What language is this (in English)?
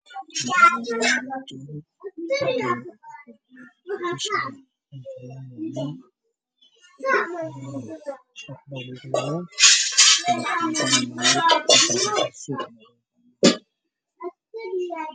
Somali